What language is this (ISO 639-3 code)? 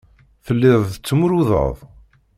kab